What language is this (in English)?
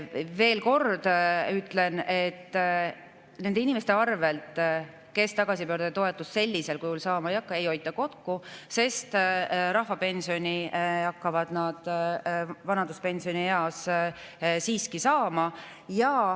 Estonian